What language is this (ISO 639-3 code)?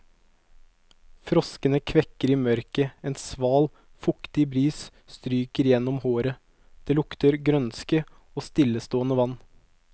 nor